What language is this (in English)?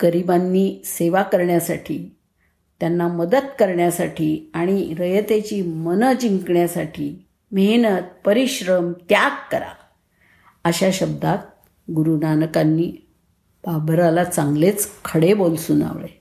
Marathi